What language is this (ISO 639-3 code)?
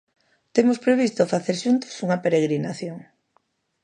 glg